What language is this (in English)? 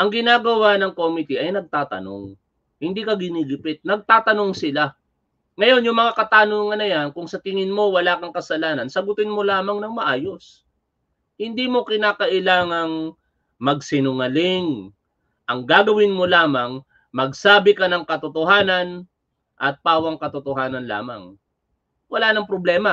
Filipino